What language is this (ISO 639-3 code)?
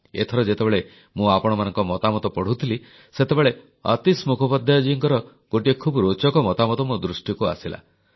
ori